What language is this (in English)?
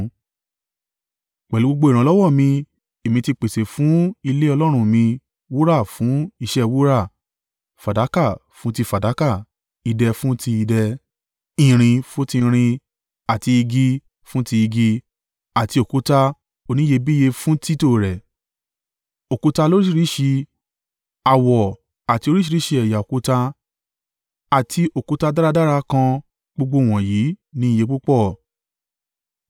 Yoruba